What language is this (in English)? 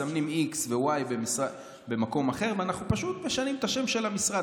Hebrew